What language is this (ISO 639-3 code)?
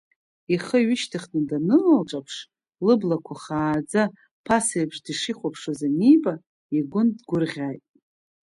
abk